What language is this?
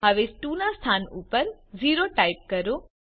Gujarati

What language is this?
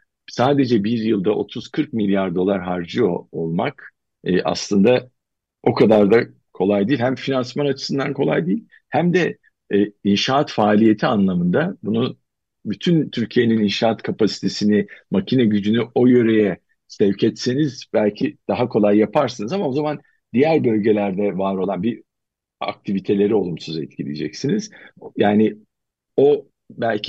Turkish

